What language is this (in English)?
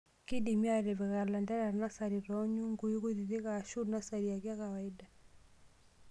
Masai